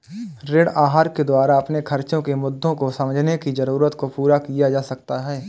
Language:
Hindi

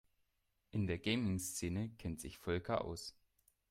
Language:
German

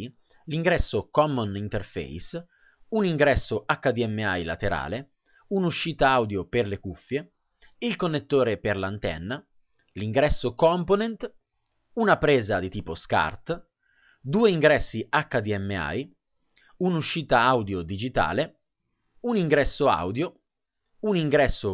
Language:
Italian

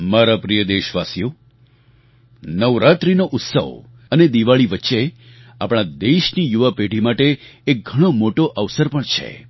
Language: Gujarati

